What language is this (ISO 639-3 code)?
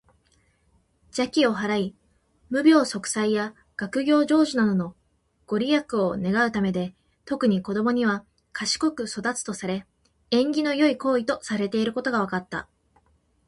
jpn